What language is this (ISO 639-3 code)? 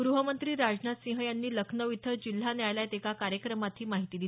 mar